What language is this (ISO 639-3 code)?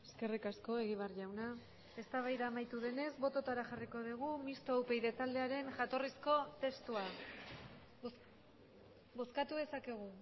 eus